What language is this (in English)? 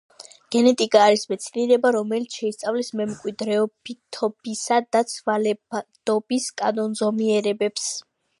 Georgian